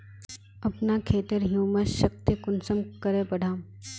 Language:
Magahi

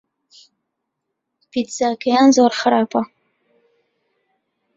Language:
Central Kurdish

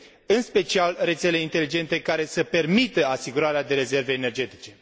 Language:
Romanian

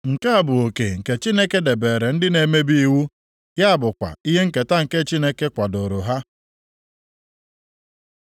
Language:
Igbo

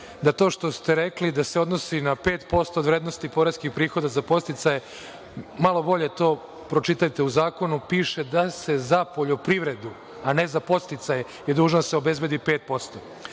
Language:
Serbian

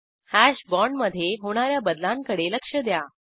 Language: Marathi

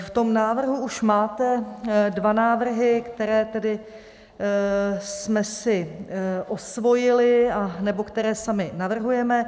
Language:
Czech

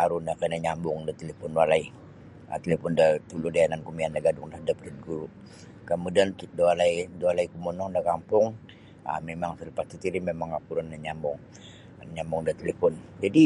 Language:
Sabah Bisaya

